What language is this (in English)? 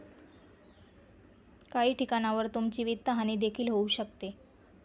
Marathi